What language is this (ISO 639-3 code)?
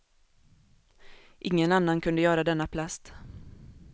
swe